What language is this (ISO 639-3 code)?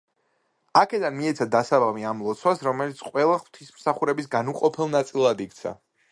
kat